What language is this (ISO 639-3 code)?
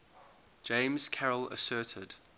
eng